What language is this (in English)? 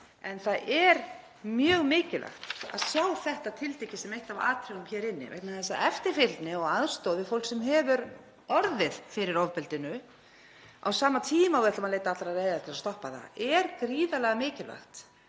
Icelandic